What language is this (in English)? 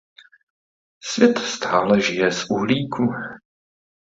Czech